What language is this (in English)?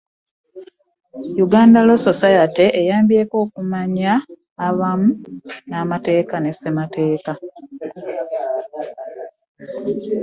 Ganda